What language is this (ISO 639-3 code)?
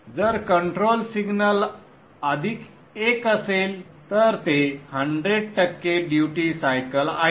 mar